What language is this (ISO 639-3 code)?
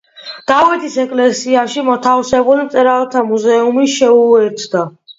kat